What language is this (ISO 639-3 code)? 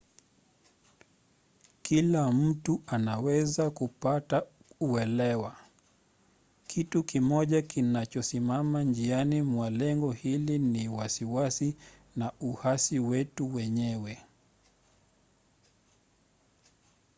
swa